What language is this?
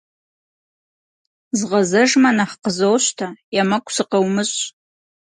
Kabardian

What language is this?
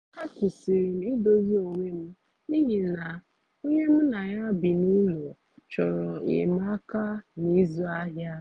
Igbo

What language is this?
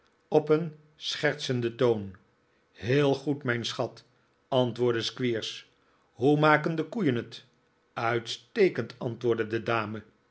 Dutch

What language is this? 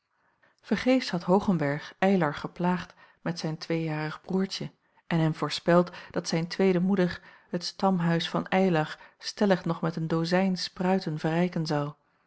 Dutch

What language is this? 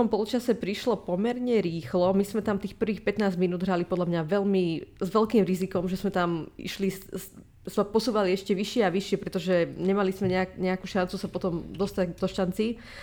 Slovak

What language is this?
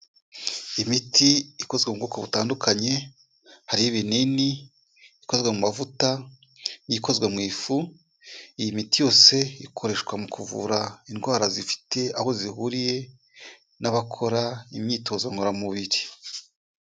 Kinyarwanda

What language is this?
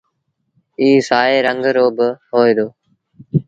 Sindhi Bhil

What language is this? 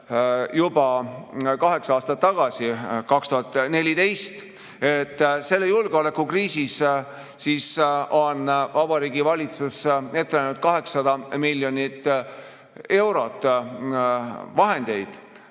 Estonian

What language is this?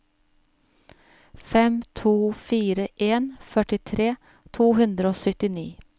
Norwegian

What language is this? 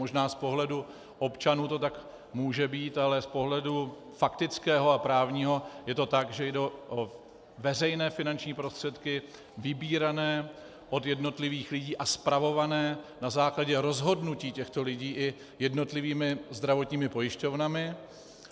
Czech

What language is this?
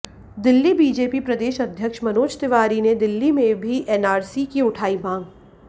Hindi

